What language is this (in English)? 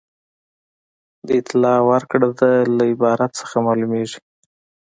Pashto